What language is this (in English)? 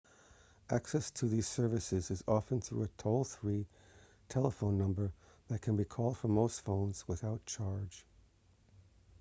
English